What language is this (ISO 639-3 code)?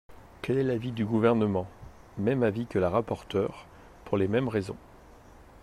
fra